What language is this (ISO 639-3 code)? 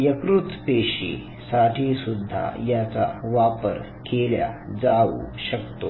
mar